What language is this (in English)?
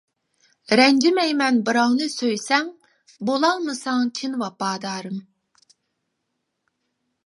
Uyghur